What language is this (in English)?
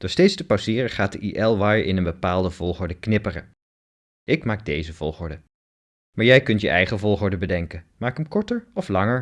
Dutch